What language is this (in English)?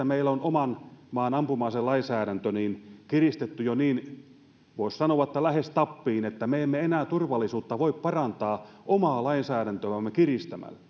Finnish